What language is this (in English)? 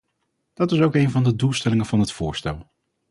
Dutch